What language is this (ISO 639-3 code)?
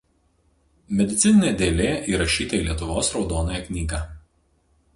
lit